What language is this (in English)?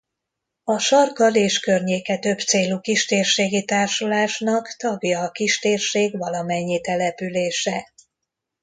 Hungarian